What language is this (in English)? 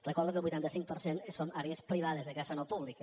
Catalan